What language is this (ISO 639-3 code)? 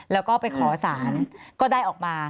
tha